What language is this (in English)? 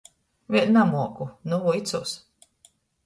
Latgalian